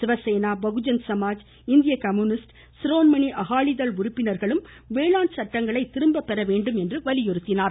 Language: Tamil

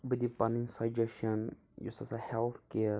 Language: Kashmiri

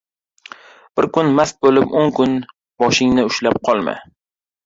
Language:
Uzbek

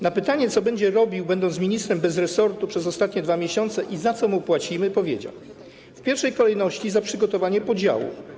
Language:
Polish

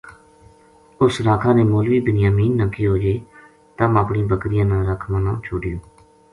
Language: Gujari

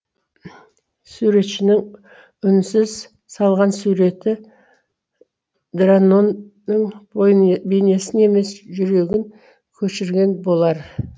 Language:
Kazakh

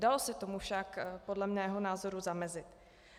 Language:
Czech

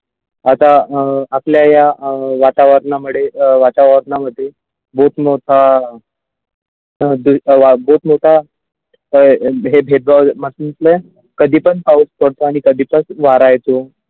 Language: Marathi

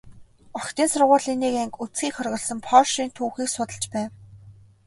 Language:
Mongolian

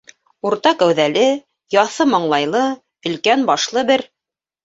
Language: Bashkir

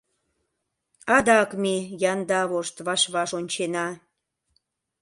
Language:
Mari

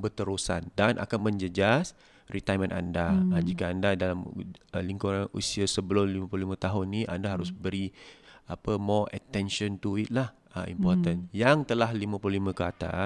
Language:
Malay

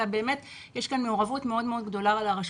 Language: Hebrew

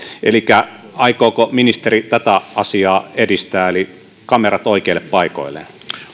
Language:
Finnish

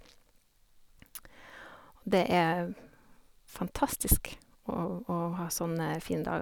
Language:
Norwegian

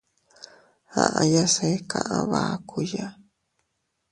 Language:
Teutila Cuicatec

